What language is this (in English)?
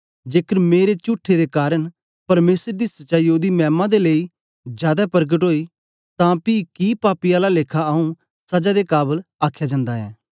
Dogri